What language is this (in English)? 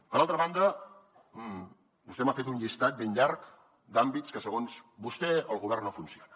Catalan